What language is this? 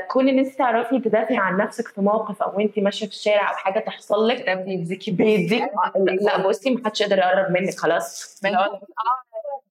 Arabic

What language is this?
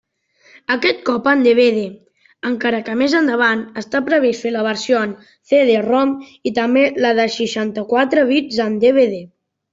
Catalan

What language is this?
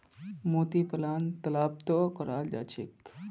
Magahi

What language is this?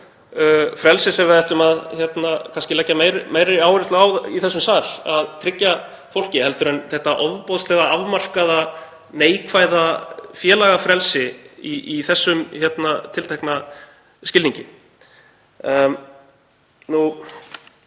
Icelandic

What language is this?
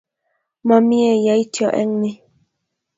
Kalenjin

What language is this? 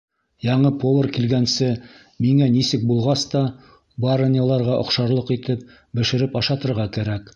Bashkir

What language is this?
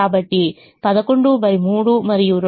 Telugu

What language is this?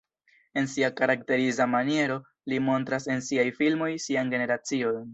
Esperanto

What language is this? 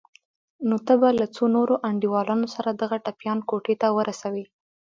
Pashto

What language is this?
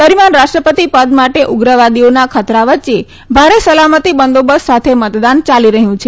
Gujarati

